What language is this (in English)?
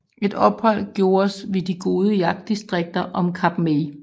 Danish